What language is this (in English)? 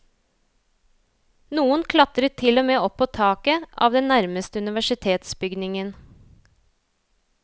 Norwegian